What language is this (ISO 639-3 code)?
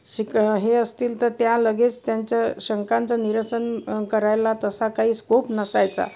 mar